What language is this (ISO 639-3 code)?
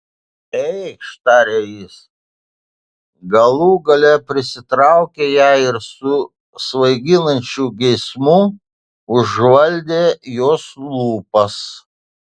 lit